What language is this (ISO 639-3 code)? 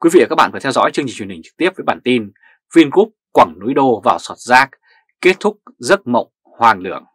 vie